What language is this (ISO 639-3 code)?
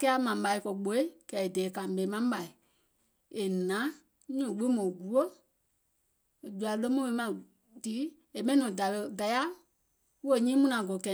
gol